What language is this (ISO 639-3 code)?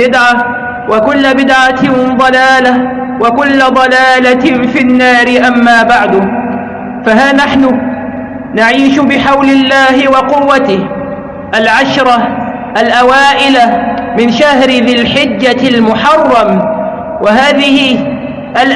ara